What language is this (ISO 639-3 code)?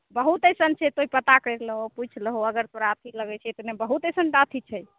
mai